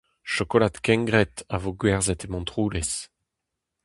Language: Breton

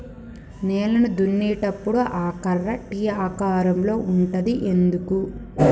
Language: Telugu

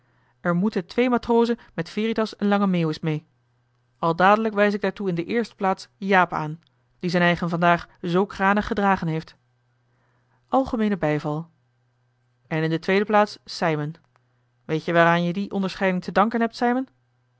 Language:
Dutch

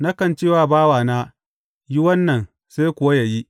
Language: Hausa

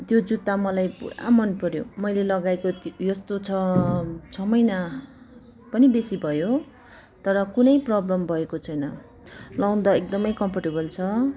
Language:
Nepali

